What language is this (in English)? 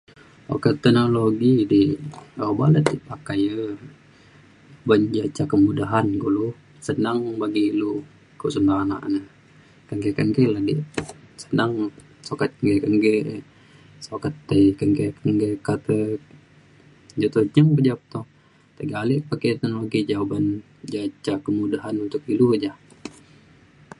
Mainstream Kenyah